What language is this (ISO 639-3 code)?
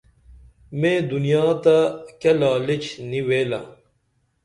dml